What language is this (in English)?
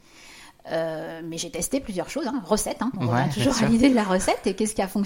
French